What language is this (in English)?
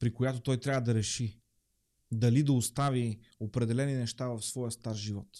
Bulgarian